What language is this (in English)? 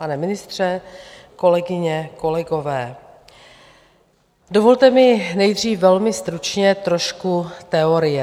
Czech